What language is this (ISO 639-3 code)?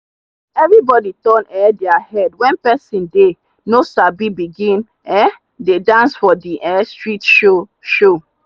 pcm